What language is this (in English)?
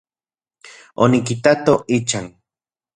Central Puebla Nahuatl